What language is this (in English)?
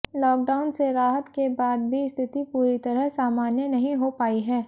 Hindi